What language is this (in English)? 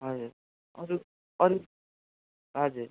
Nepali